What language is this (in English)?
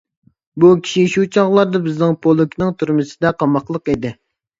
Uyghur